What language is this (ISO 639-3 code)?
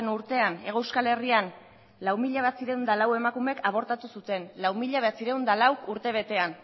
eus